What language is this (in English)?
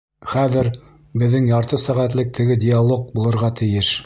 Bashkir